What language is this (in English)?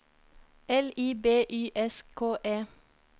Norwegian